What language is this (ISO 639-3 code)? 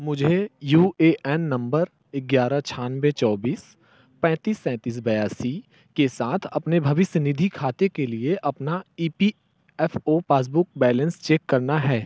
hin